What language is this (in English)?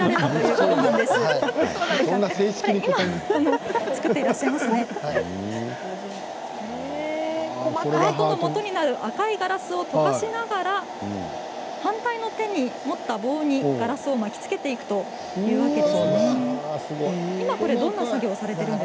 Japanese